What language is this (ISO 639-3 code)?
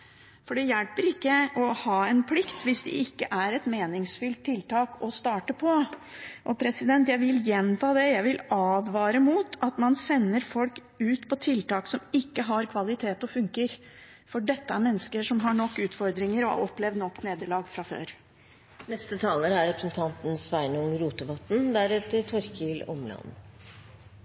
nor